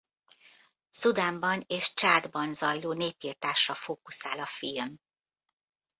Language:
Hungarian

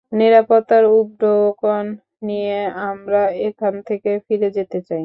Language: Bangla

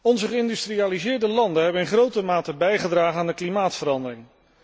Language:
Dutch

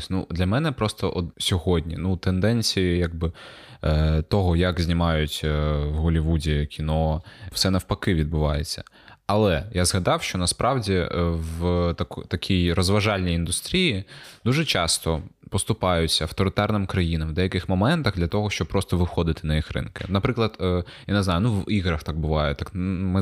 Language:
Ukrainian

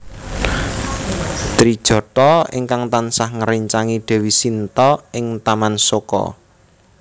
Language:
Javanese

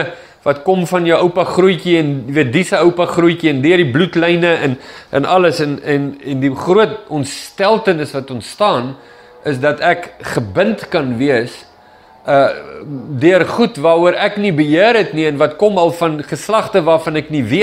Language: Dutch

